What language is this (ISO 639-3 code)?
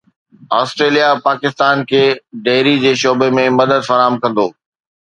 snd